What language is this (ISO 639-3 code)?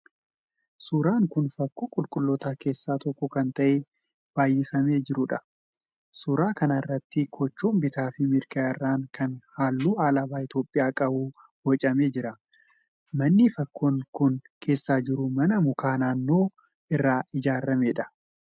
orm